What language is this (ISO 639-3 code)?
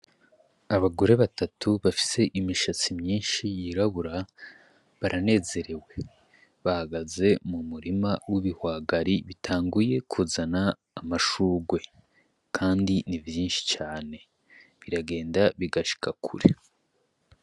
run